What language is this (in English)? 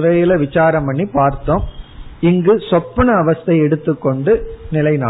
Tamil